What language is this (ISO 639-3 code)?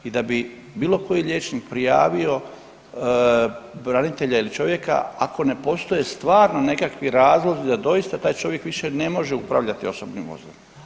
hrv